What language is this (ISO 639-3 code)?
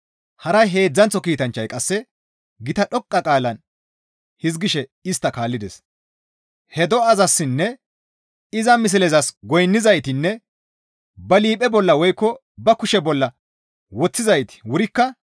gmv